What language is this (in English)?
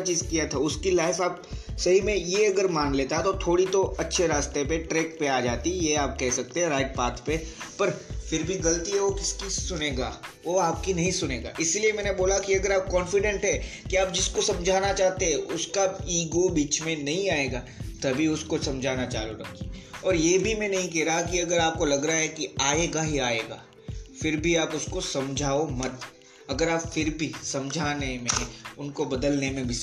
Hindi